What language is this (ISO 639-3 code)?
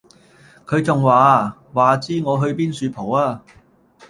yue